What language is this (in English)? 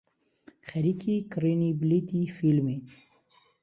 Central Kurdish